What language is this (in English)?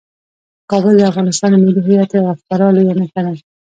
Pashto